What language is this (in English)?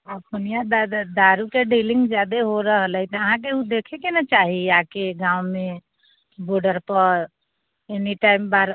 Maithili